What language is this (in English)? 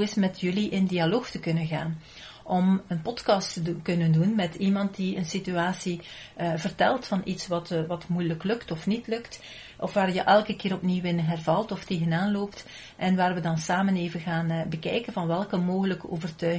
Dutch